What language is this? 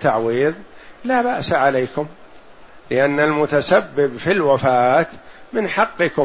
Arabic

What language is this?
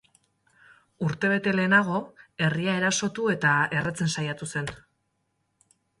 Basque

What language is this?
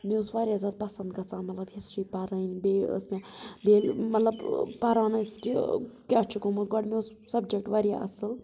Kashmiri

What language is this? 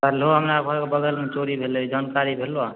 Maithili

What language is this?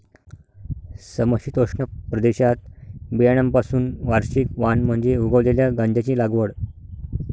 Marathi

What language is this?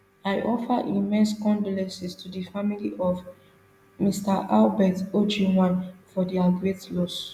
Nigerian Pidgin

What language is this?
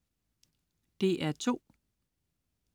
Danish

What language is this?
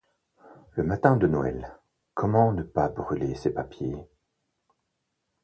French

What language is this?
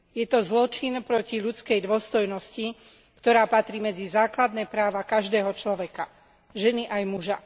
Slovak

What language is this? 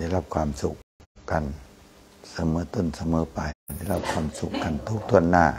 Thai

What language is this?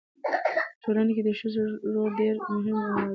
Pashto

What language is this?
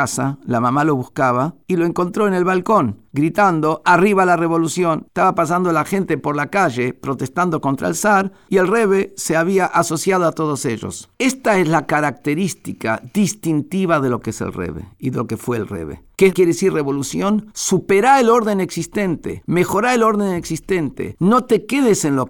Spanish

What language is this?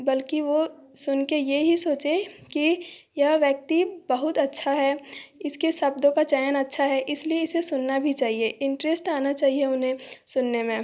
Hindi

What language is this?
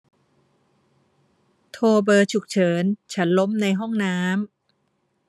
Thai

